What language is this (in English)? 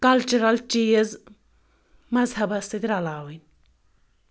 Kashmiri